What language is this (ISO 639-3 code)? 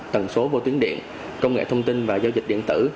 vie